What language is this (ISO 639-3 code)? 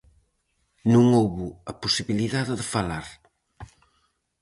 glg